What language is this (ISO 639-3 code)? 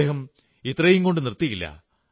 mal